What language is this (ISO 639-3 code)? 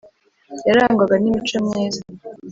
kin